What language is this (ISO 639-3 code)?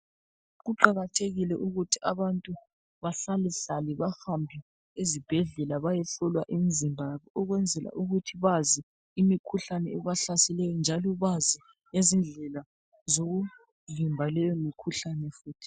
nde